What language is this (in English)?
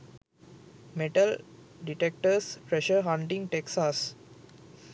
Sinhala